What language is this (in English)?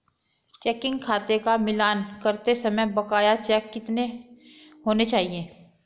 Hindi